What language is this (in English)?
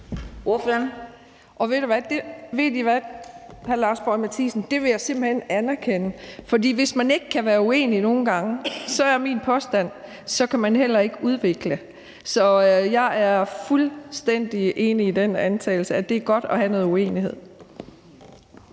Danish